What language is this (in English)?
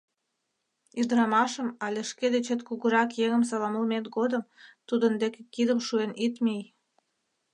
Mari